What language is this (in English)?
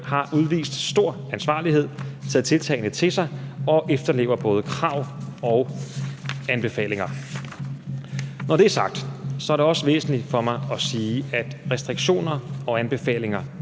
Danish